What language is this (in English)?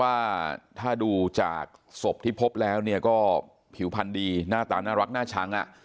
Thai